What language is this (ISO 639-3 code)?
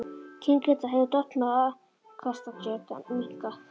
isl